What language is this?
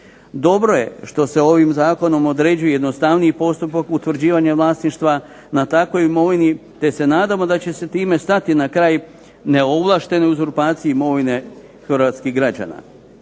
Croatian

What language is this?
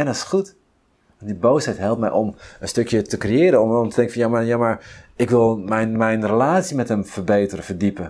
Dutch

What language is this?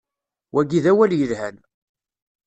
Kabyle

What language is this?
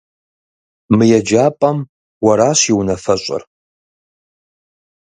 Kabardian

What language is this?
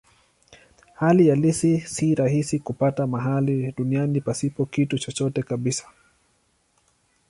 Swahili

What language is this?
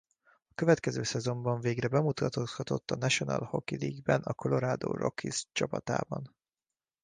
Hungarian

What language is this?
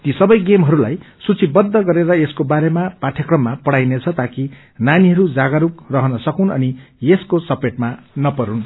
Nepali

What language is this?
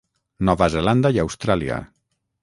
Catalan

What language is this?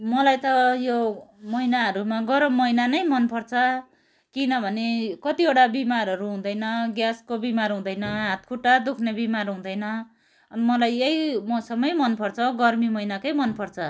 Nepali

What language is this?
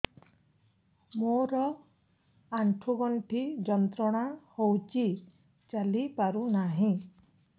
Odia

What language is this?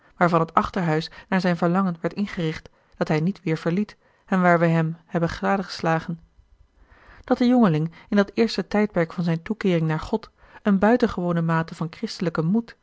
Dutch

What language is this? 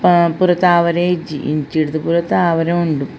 Tulu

